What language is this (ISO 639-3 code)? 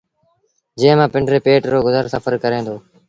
sbn